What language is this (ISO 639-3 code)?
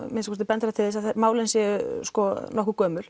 isl